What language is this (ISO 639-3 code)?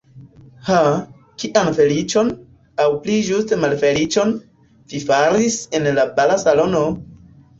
epo